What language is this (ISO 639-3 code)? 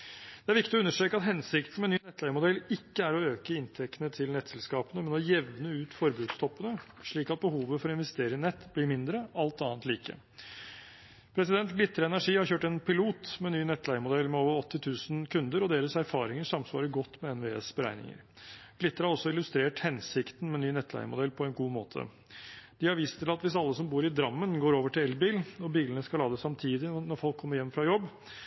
nob